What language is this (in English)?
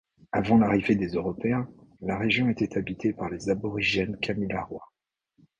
French